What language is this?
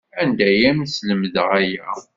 Kabyle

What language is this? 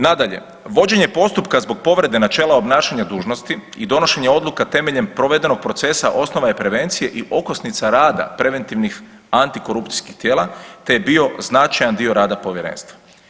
Croatian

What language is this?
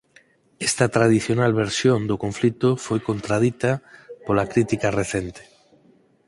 Galician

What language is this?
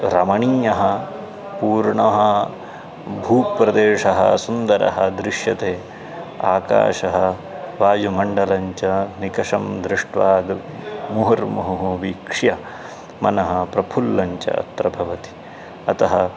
Sanskrit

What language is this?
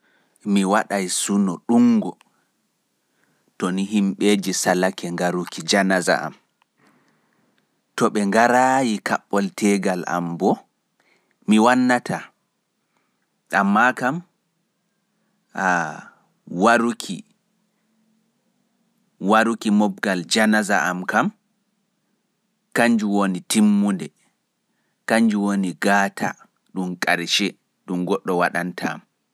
Fula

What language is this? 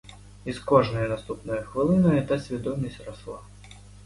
Ukrainian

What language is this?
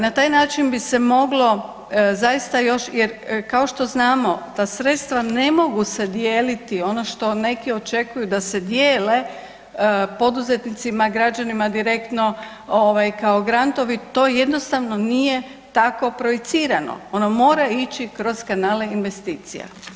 Croatian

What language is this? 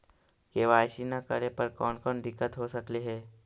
Magahi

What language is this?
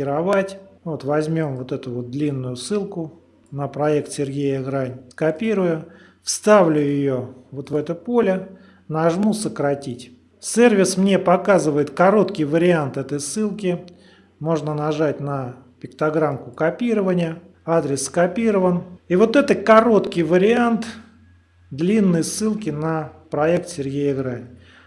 Russian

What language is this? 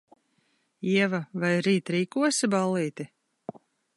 Latvian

